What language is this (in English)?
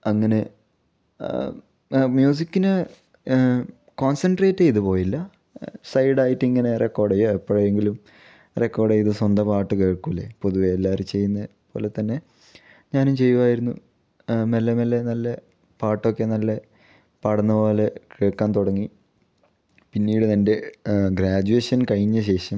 Malayalam